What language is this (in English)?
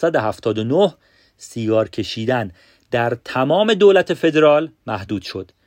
Persian